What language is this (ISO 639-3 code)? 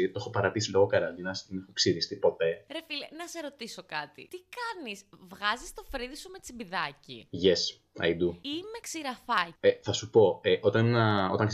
ell